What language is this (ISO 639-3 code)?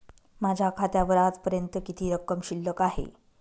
mar